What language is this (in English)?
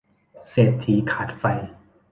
Thai